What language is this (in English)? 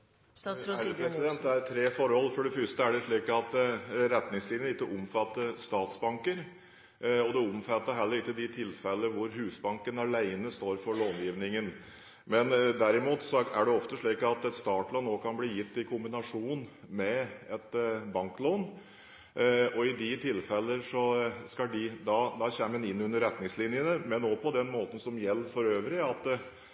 Norwegian Bokmål